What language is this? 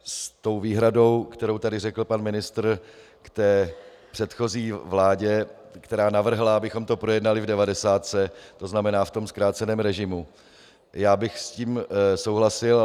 Czech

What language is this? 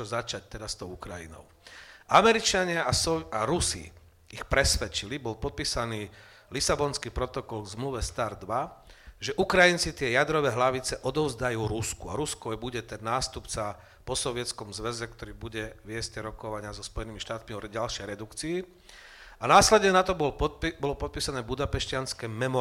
Slovak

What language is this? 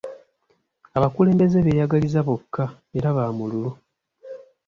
Ganda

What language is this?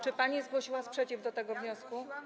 Polish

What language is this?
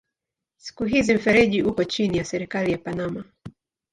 Swahili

